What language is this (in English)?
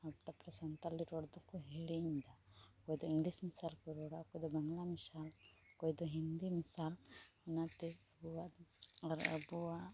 Santali